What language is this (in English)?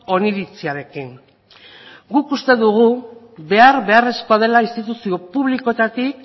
Basque